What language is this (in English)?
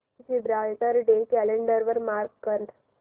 Marathi